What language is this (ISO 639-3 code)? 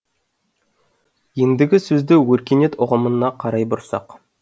kaz